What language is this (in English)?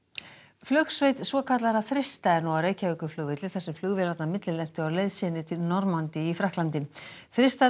Icelandic